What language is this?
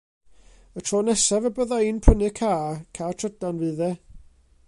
Welsh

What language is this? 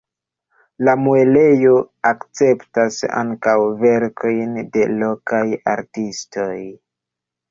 Esperanto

